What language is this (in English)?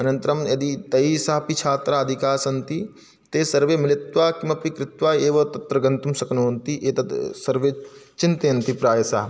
Sanskrit